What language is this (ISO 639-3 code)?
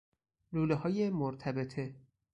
fas